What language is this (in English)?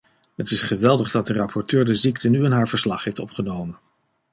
Dutch